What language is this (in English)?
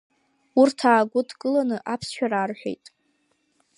Abkhazian